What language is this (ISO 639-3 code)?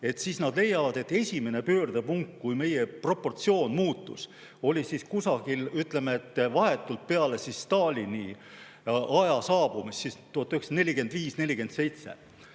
est